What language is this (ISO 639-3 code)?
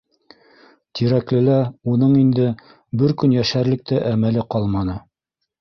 bak